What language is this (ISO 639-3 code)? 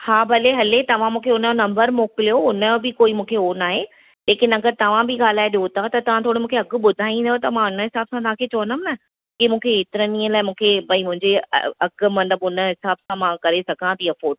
snd